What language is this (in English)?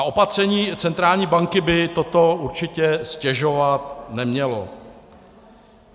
Czech